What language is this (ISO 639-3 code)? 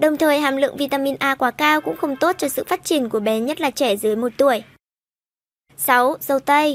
vie